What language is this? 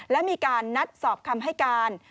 Thai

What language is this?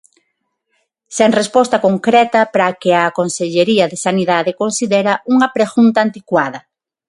Galician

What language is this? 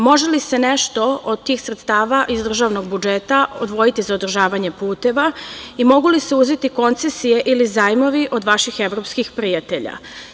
Serbian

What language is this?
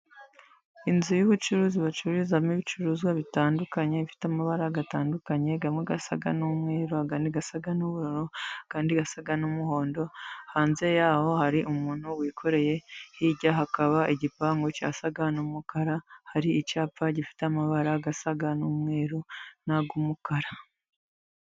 Kinyarwanda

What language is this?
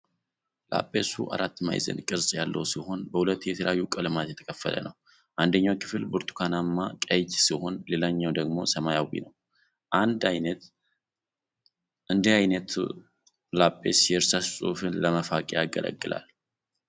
Amharic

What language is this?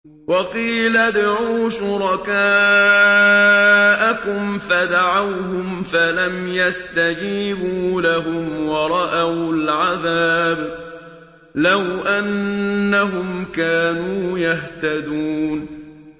Arabic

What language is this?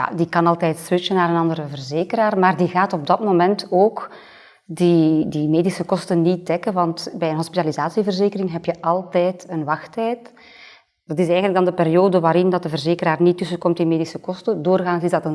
Dutch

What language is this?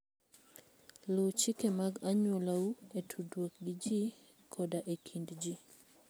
Luo (Kenya and Tanzania)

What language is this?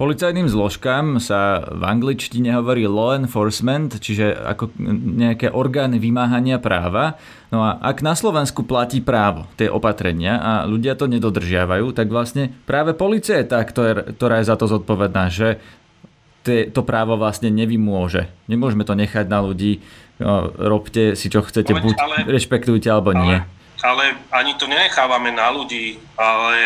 Slovak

